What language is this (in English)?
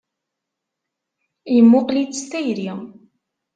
Kabyle